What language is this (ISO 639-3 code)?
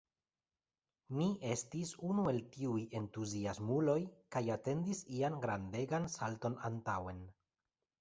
epo